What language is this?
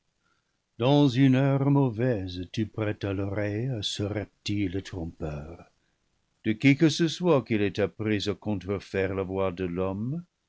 French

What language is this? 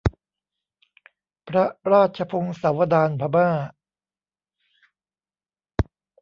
Thai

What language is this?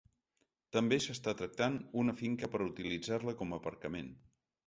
Catalan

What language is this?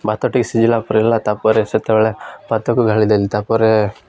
Odia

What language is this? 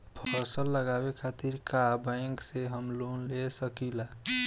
Bhojpuri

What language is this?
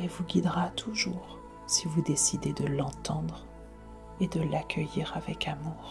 French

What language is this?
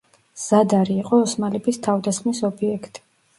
Georgian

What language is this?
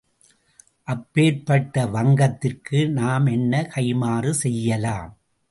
Tamil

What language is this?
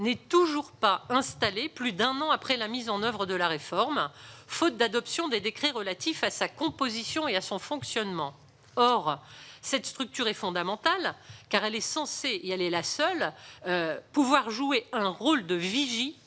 French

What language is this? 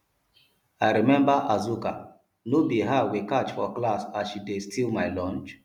Nigerian Pidgin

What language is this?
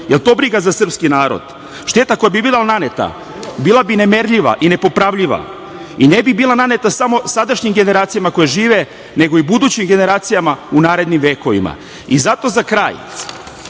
Serbian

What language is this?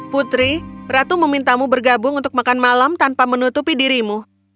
Indonesian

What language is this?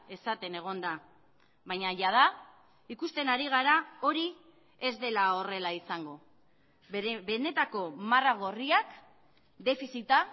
Basque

